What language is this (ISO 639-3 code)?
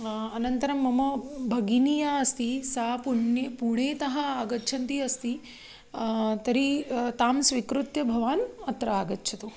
san